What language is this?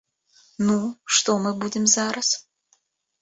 Belarusian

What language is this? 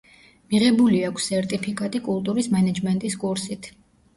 Georgian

